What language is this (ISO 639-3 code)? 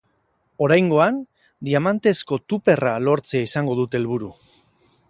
eus